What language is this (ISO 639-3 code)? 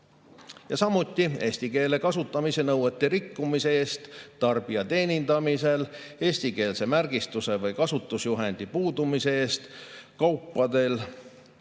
est